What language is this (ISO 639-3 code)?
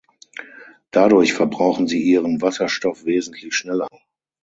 deu